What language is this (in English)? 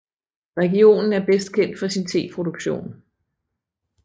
Danish